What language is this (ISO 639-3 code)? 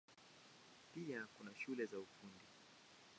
swa